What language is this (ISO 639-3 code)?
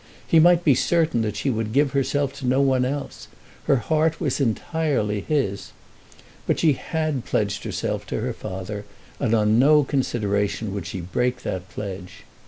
eng